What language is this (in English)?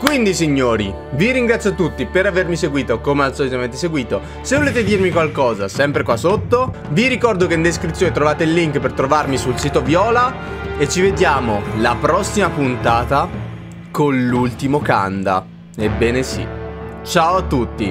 Italian